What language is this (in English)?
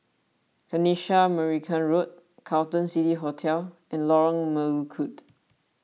English